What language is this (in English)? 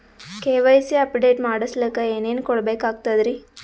Kannada